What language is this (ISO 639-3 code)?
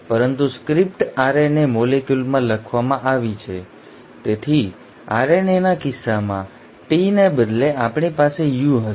guj